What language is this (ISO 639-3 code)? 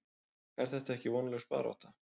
isl